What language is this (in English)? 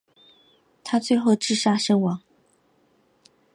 Chinese